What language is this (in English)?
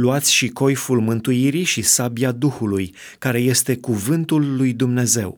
Romanian